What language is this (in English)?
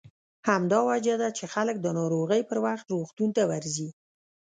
Pashto